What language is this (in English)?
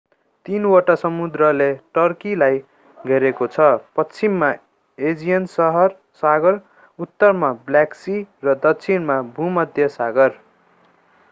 Nepali